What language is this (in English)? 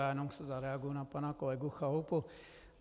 Czech